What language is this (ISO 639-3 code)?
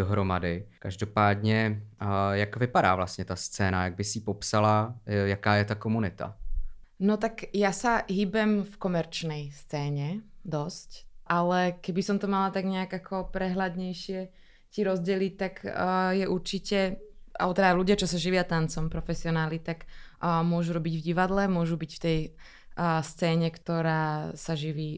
ces